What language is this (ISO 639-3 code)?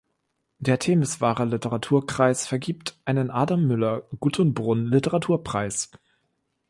deu